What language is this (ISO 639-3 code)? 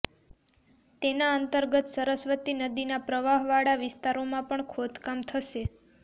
guj